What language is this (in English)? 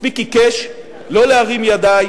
Hebrew